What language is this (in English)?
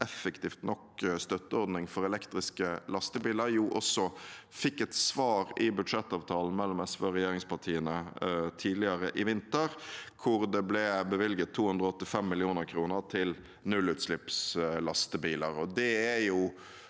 Norwegian